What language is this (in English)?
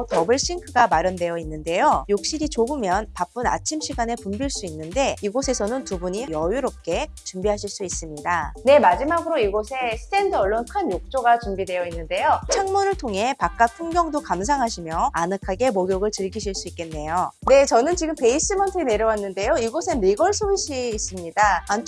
Korean